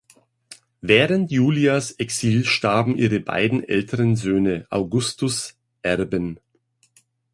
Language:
German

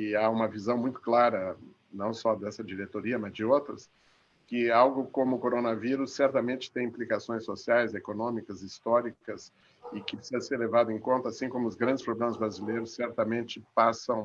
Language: Portuguese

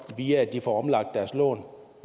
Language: Danish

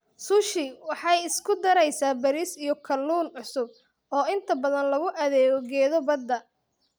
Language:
Somali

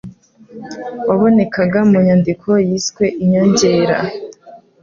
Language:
Kinyarwanda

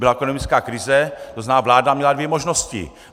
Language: Czech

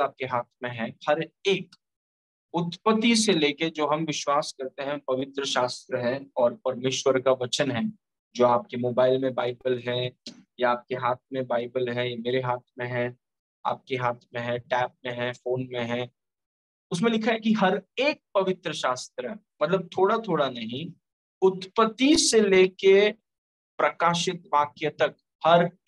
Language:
Hindi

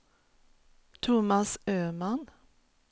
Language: Swedish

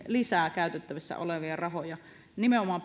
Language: Finnish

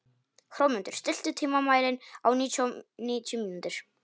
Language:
Icelandic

